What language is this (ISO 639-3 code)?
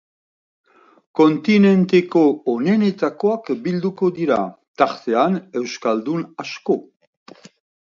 eus